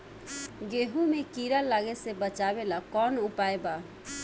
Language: Bhojpuri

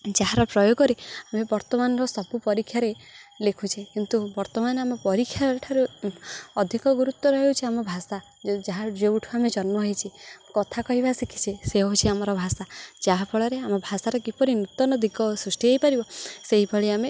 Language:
Odia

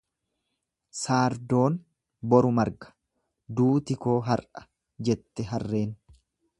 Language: Oromo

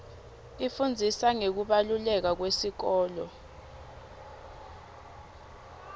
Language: Swati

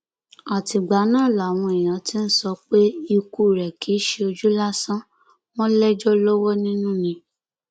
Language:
Yoruba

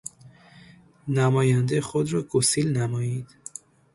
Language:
Persian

